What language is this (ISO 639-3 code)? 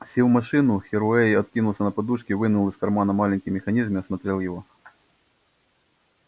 rus